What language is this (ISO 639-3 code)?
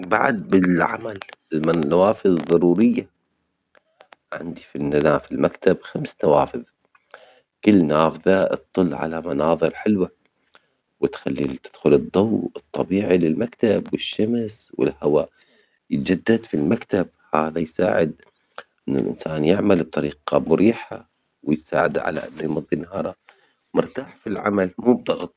acx